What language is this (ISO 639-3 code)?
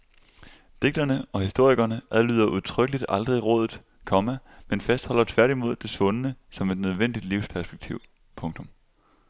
dan